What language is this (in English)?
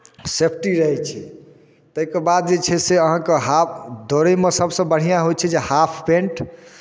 Maithili